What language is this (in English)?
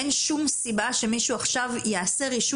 Hebrew